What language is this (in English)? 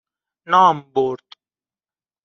Persian